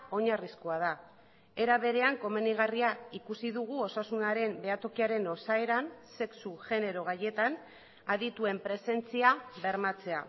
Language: Basque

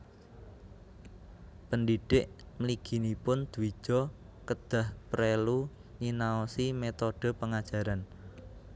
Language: Javanese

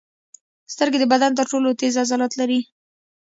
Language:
Pashto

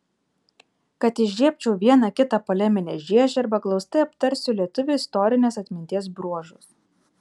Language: Lithuanian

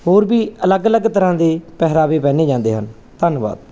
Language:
Punjabi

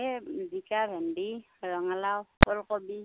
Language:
Assamese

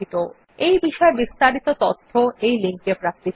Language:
Bangla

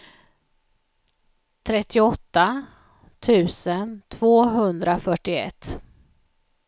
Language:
Swedish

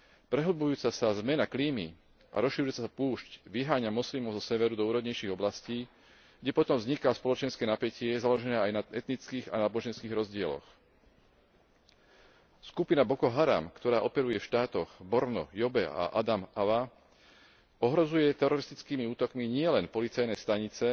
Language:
Slovak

